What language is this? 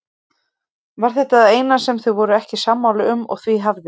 Icelandic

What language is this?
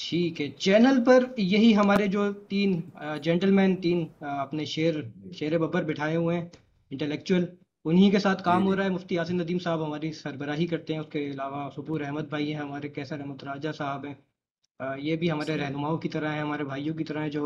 Urdu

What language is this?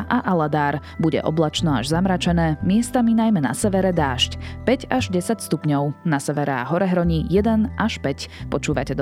Slovak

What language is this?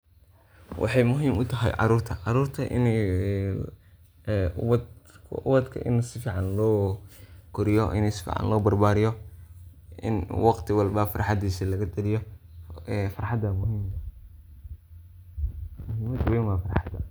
Somali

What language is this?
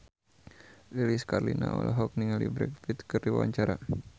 Sundanese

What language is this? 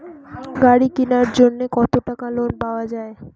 Bangla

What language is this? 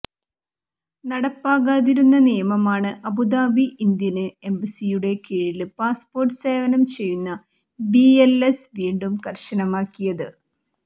Malayalam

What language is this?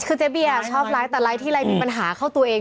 Thai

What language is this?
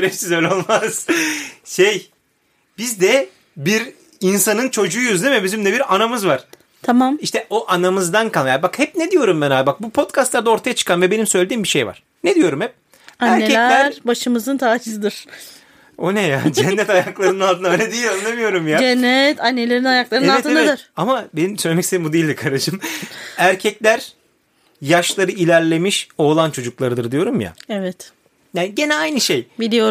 Turkish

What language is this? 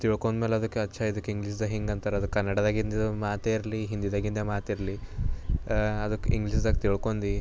Kannada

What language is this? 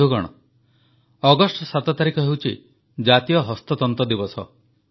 Odia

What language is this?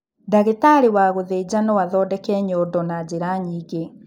Kikuyu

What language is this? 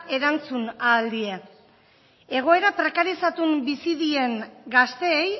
Basque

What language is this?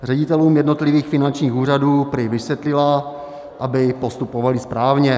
Czech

